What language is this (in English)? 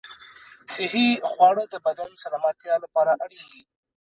Pashto